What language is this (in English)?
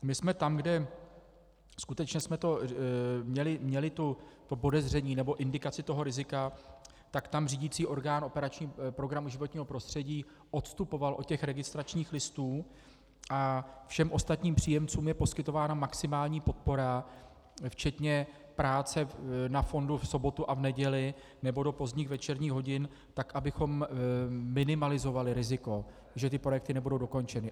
Czech